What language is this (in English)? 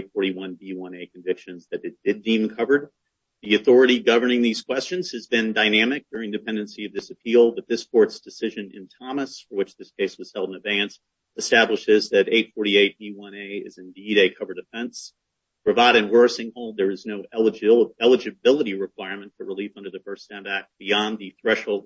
English